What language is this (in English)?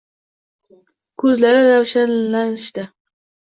Uzbek